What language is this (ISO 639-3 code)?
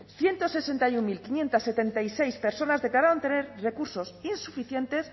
spa